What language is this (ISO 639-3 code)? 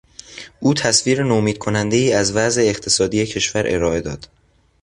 fas